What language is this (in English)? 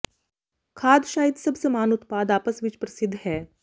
Punjabi